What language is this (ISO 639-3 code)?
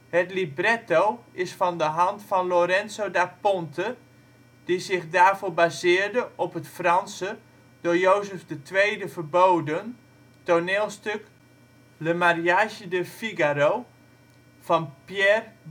nld